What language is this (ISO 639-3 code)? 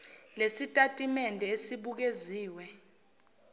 zul